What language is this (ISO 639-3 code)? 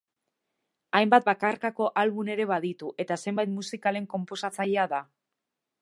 eus